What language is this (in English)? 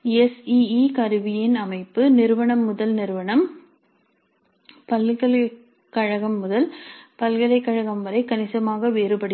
Tamil